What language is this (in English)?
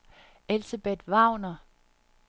Danish